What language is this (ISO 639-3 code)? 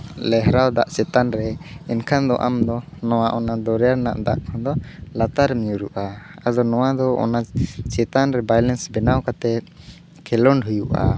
sat